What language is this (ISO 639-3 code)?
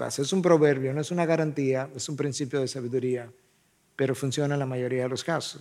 spa